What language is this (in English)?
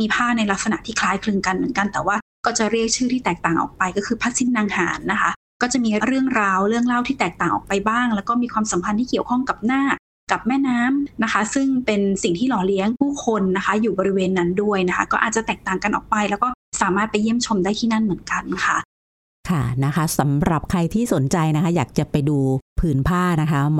Thai